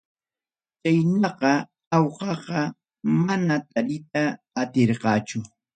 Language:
Ayacucho Quechua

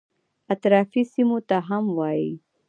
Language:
Pashto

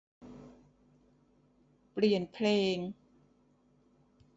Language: Thai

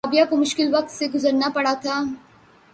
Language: Urdu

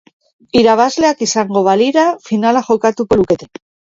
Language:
Basque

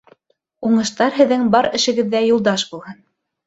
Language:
Bashkir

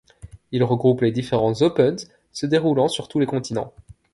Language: French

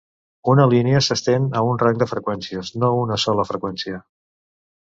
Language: Catalan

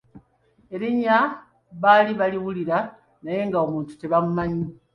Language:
Ganda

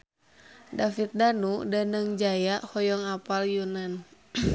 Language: Sundanese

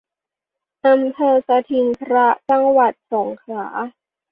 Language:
Thai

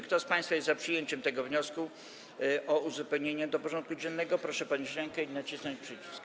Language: Polish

